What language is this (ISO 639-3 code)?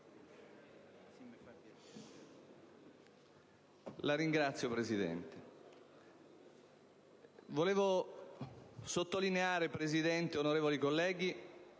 ita